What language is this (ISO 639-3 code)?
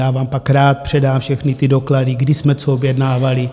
ces